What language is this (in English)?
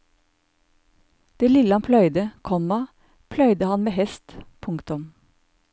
Norwegian